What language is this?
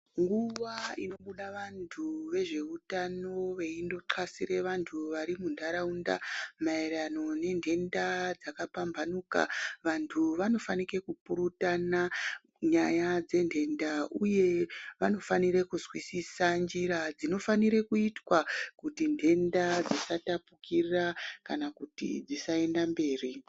Ndau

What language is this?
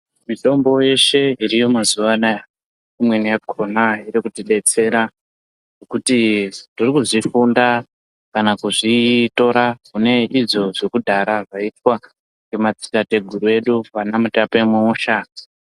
Ndau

